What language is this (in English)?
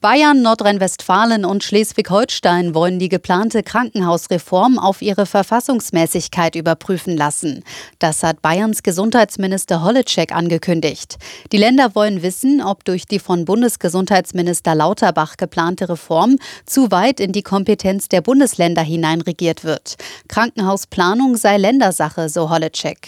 German